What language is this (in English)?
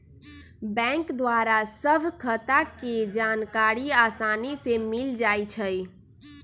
Magahi